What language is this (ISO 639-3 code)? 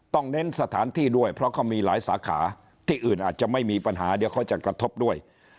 tha